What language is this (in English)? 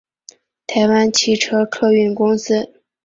Chinese